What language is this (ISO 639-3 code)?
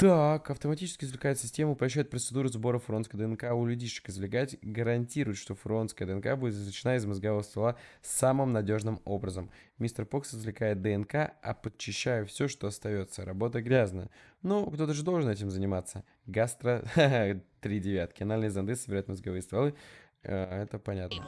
rus